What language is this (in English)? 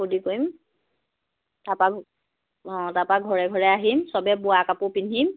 Assamese